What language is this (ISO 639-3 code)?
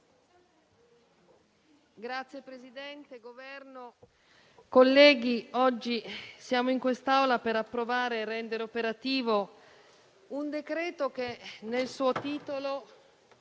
ita